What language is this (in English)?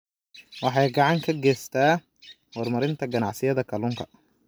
Somali